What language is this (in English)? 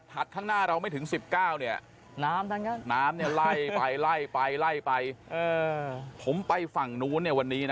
Thai